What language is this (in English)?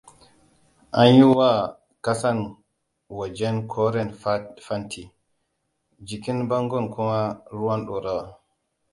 Hausa